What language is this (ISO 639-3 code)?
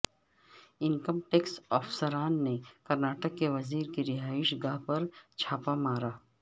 urd